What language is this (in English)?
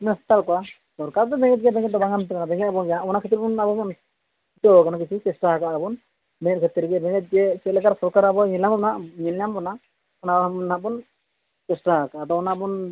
Santali